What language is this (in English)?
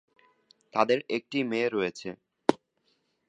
Bangla